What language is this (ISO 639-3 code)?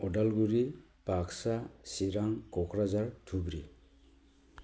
brx